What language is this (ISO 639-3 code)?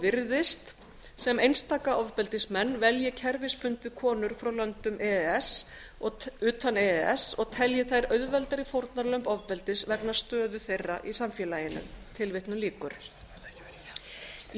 isl